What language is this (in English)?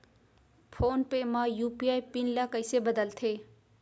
Chhattisgarhi